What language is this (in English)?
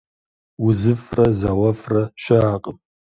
Kabardian